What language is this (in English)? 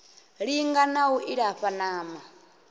Venda